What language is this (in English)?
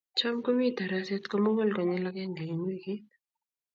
Kalenjin